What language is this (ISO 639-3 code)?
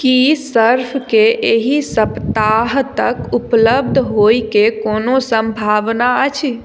mai